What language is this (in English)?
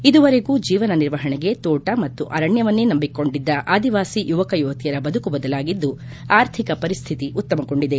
Kannada